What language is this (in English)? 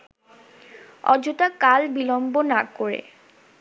Bangla